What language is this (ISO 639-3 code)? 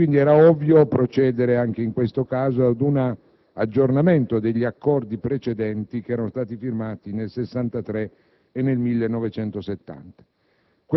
ita